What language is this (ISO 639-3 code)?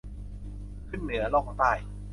tha